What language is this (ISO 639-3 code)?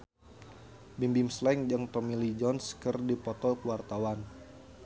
sun